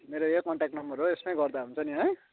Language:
Nepali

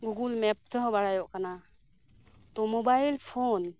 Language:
Santali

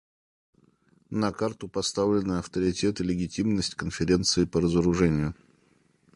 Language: Russian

